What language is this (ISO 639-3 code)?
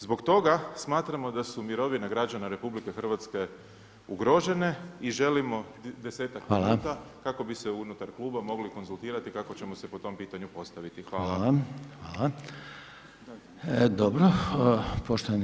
hrv